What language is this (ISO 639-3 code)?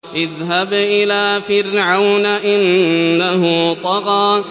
ara